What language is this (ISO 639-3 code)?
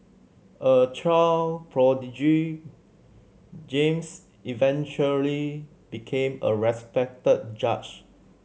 eng